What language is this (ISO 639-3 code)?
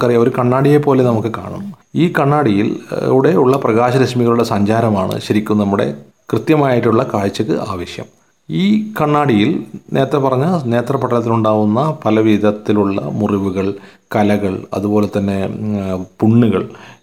mal